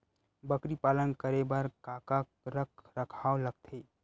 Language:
Chhattisgarhi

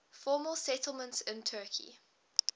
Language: English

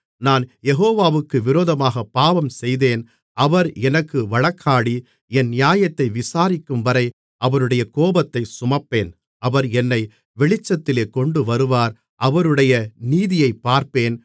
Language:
Tamil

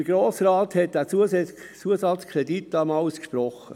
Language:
Swiss German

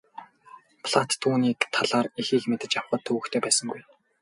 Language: Mongolian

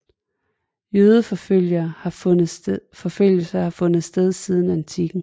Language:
Danish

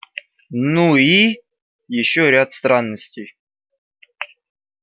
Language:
Russian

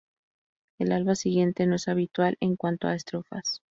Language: Spanish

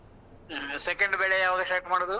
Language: Kannada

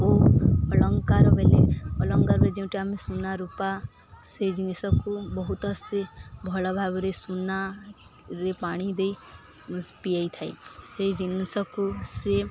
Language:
Odia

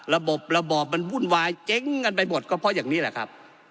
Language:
Thai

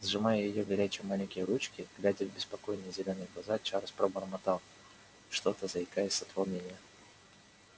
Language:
Russian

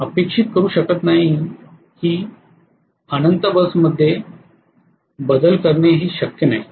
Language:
Marathi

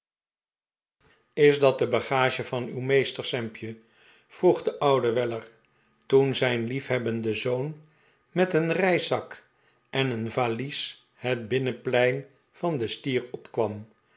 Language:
Dutch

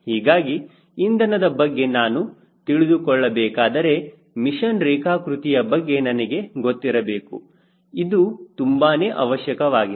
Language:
Kannada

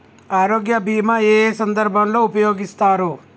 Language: Telugu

